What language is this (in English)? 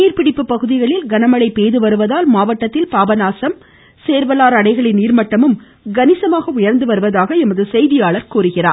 Tamil